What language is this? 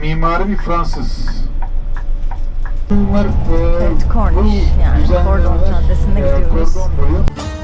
Turkish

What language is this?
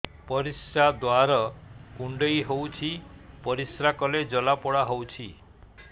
Odia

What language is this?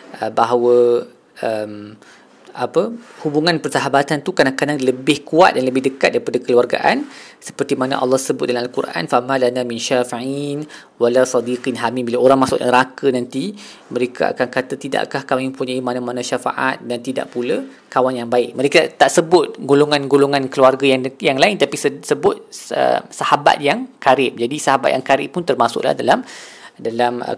Malay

